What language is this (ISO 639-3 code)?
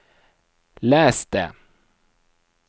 nor